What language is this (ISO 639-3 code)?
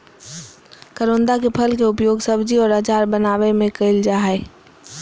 mag